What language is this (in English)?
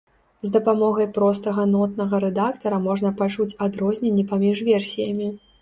Belarusian